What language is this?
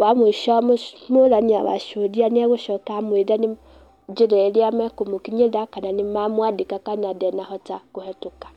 Kikuyu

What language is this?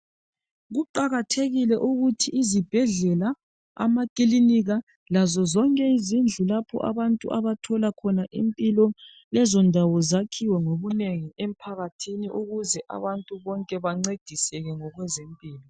North Ndebele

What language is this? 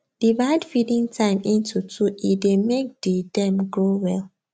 Nigerian Pidgin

